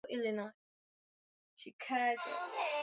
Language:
Swahili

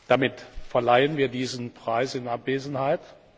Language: German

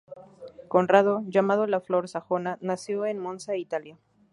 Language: Spanish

